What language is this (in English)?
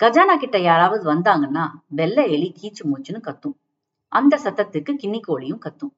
Tamil